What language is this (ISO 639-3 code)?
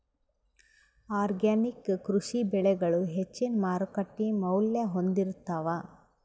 kan